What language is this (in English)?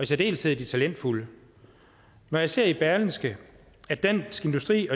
Danish